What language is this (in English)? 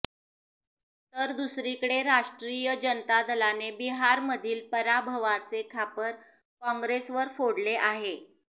Marathi